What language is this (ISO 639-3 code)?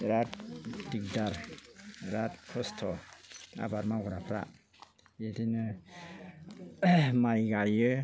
brx